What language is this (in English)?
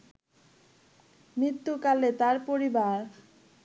Bangla